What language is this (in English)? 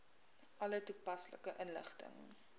Afrikaans